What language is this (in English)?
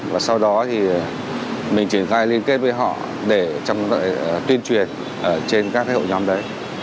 Vietnamese